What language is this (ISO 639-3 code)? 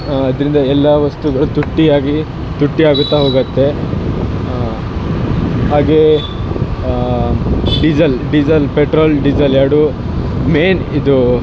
kan